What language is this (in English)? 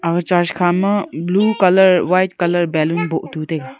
Wancho Naga